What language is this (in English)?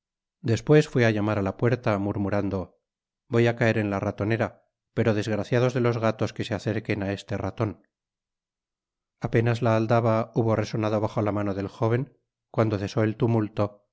Spanish